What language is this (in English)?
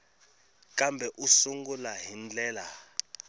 Tsonga